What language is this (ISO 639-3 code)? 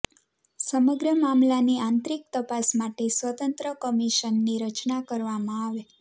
guj